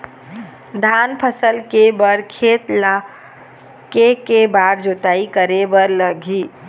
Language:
Chhattisgarhi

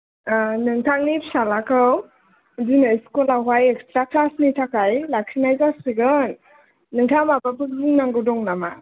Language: Bodo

